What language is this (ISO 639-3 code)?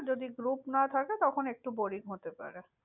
ben